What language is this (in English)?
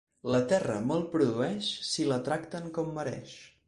Catalan